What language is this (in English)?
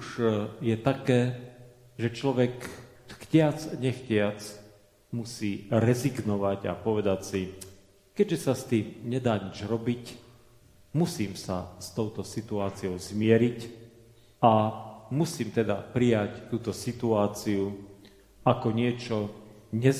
Slovak